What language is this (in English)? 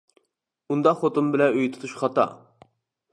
Uyghur